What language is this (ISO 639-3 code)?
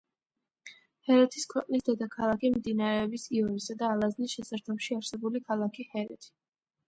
kat